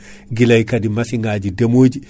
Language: Fula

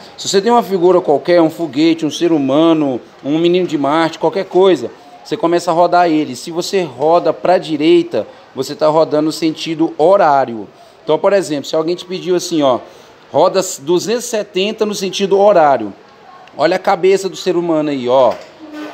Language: Portuguese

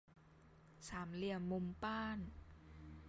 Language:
Thai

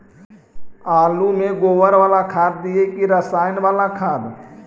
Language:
Magahi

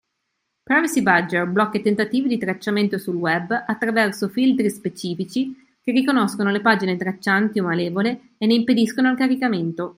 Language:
Italian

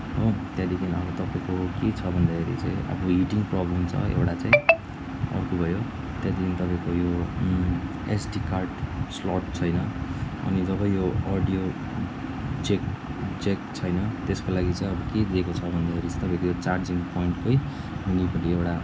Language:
Nepali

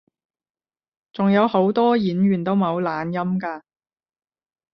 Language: Cantonese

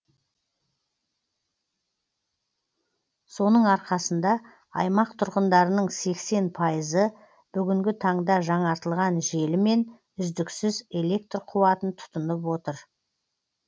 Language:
Kazakh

